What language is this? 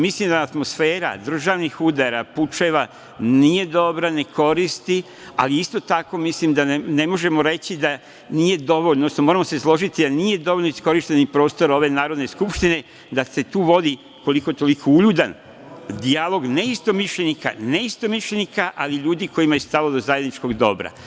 Serbian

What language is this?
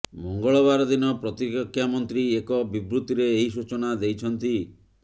Odia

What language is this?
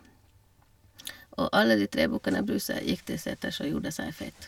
Norwegian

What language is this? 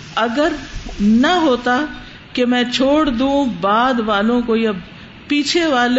Urdu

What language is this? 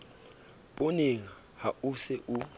Southern Sotho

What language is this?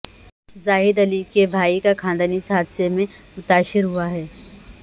Urdu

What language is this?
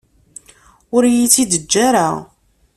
Kabyle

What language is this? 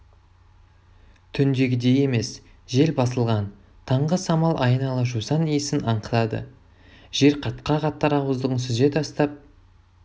Kazakh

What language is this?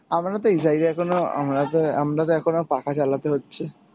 Bangla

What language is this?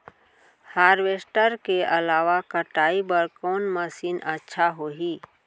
Chhattisgarhi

